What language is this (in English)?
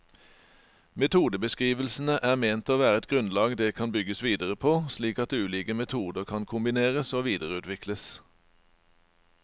Norwegian